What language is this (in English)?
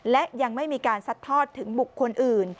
Thai